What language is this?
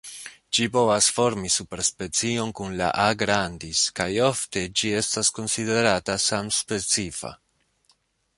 Esperanto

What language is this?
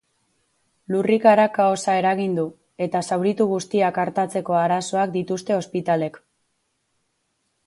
Basque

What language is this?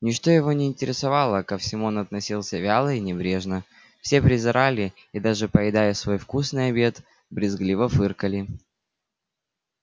Russian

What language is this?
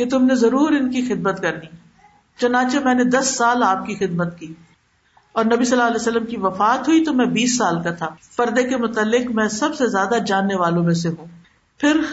Urdu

